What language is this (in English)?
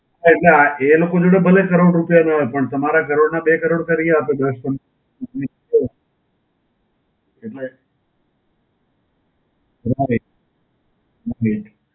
Gujarati